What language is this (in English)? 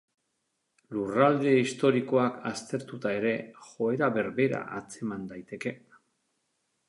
Basque